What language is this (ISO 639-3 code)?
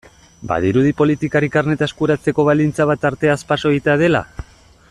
eus